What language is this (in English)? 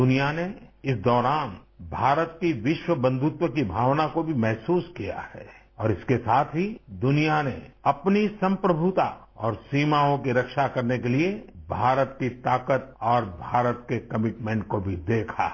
Hindi